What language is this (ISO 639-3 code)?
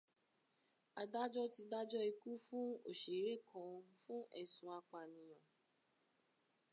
yor